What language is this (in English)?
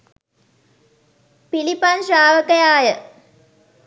Sinhala